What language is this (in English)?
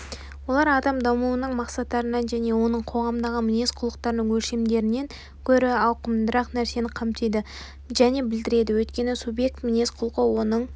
Kazakh